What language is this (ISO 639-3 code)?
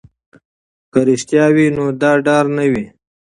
pus